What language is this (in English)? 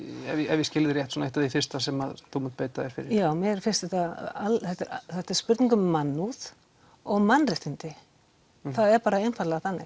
Icelandic